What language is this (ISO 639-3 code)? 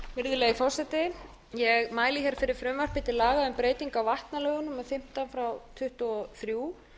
isl